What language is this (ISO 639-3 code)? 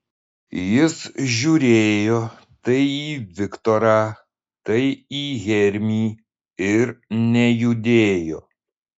lit